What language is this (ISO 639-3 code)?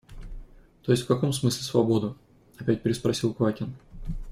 rus